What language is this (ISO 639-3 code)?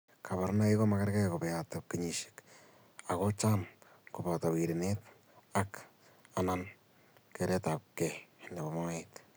kln